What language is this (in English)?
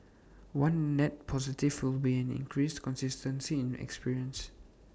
English